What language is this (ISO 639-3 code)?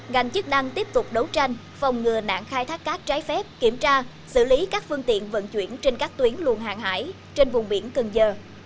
vie